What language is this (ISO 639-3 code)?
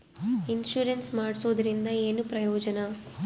kan